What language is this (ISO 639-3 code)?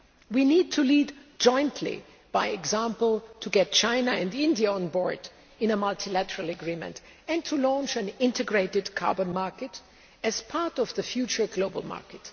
eng